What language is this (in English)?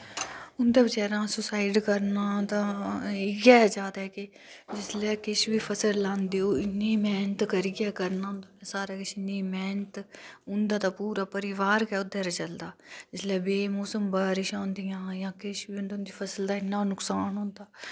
Dogri